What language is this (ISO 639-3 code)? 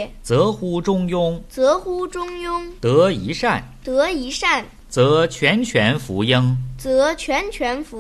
zho